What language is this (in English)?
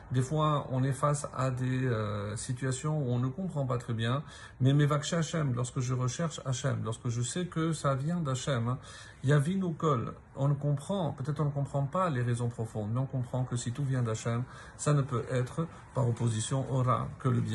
French